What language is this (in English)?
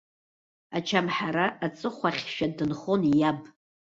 Abkhazian